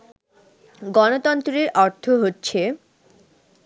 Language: Bangla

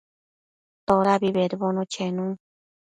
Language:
Matsés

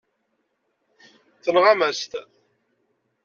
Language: Kabyle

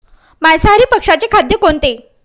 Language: Marathi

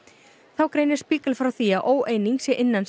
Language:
Icelandic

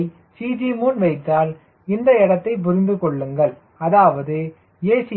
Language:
Tamil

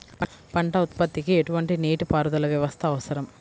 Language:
Telugu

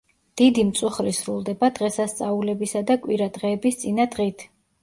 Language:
Georgian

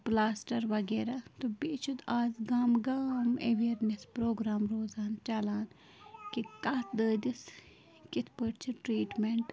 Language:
Kashmiri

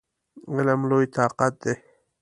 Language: Pashto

